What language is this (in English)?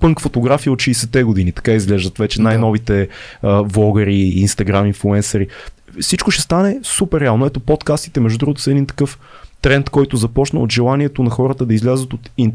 Bulgarian